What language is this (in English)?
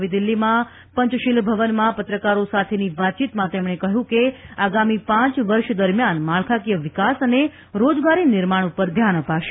Gujarati